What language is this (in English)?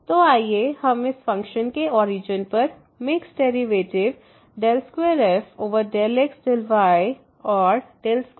Hindi